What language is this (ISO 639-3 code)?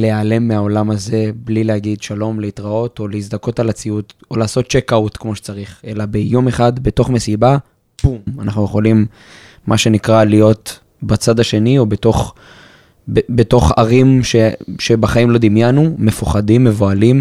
heb